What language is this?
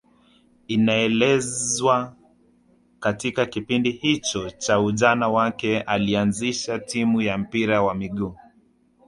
Swahili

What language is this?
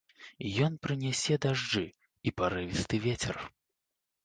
Belarusian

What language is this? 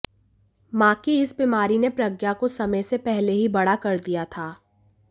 Hindi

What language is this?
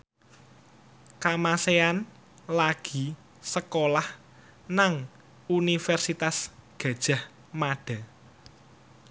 Javanese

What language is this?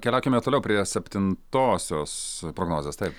Lithuanian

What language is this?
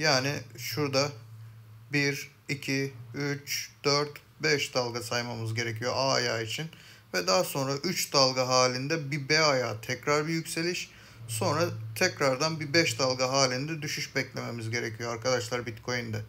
Turkish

